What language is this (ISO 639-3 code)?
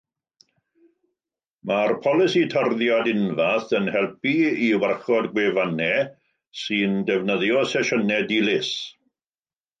cym